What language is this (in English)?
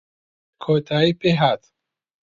Central Kurdish